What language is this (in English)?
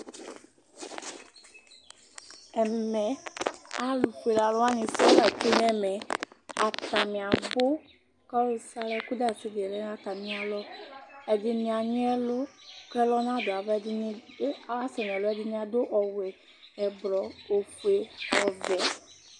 Ikposo